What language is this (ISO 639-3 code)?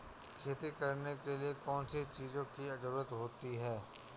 hin